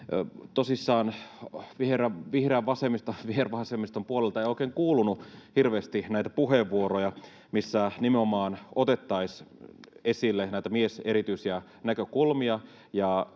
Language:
Finnish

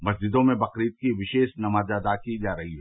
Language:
Hindi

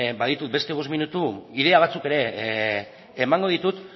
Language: Basque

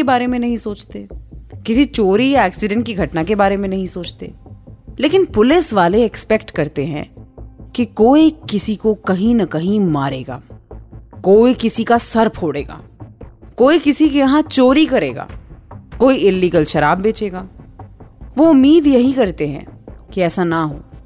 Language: Hindi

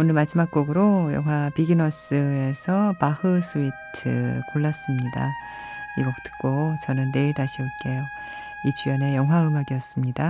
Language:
Korean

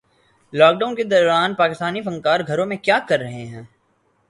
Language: Urdu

